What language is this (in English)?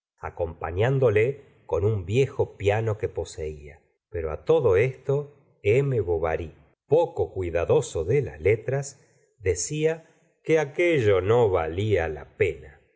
Spanish